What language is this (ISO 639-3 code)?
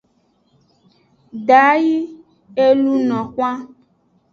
ajg